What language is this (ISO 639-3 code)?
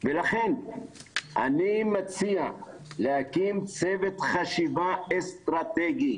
heb